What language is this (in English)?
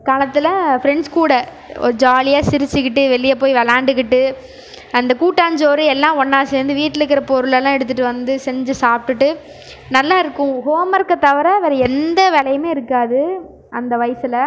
Tamil